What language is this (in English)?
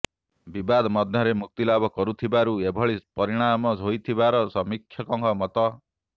Odia